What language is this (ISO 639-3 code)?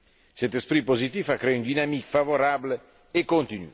fra